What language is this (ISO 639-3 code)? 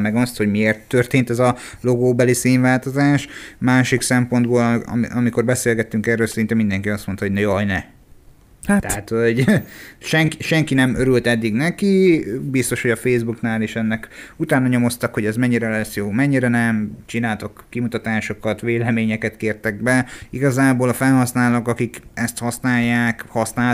hun